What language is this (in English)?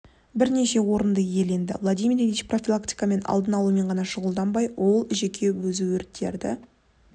Kazakh